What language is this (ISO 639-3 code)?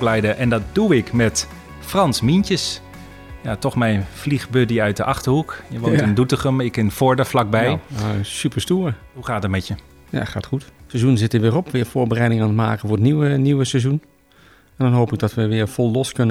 nld